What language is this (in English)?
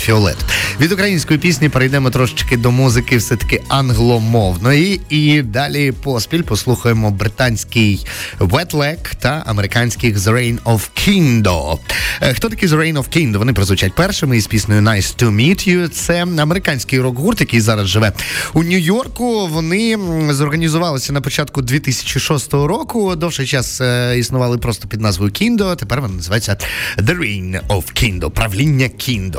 Ukrainian